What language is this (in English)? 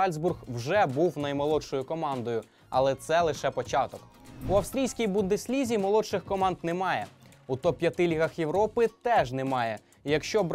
Ukrainian